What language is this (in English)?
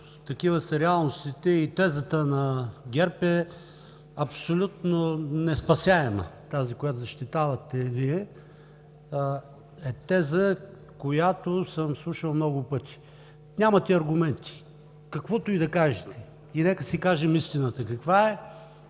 Bulgarian